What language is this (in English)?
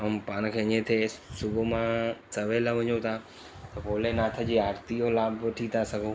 Sindhi